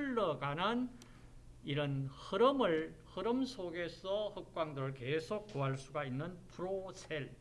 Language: Korean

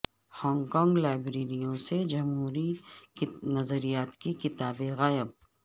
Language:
Urdu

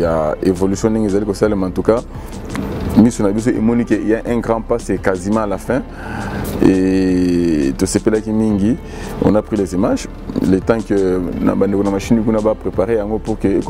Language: French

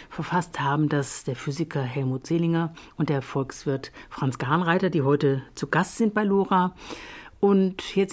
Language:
German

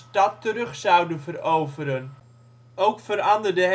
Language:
Dutch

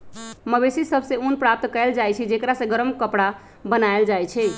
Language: Magahi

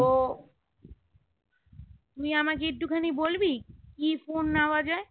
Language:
Bangla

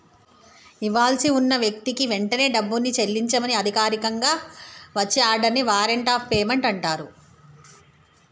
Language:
Telugu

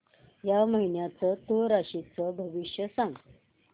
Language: Marathi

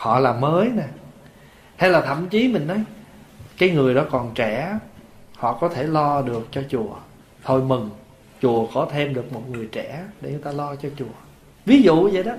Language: Vietnamese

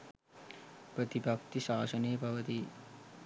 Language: Sinhala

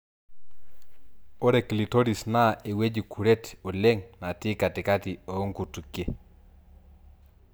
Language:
Masai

